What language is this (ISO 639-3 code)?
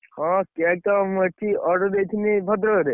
ori